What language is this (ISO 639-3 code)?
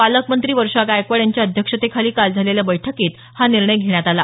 mar